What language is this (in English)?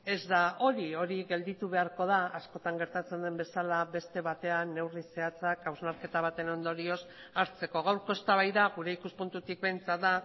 Basque